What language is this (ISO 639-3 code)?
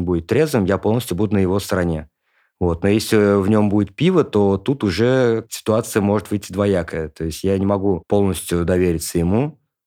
rus